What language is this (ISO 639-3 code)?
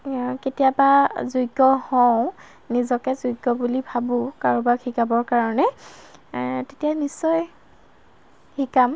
asm